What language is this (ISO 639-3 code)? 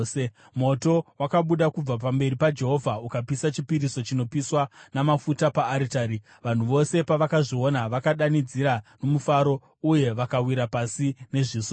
sna